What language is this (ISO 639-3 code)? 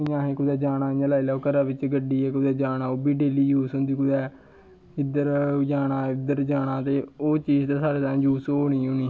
doi